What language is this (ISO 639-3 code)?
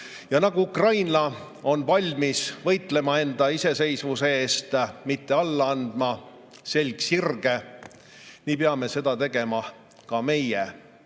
est